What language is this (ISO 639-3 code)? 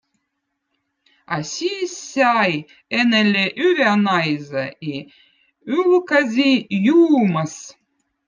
vot